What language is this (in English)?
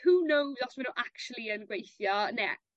Welsh